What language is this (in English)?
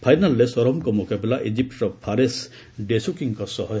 Odia